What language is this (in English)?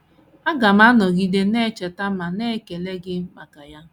Igbo